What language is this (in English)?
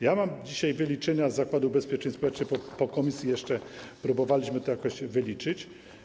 Polish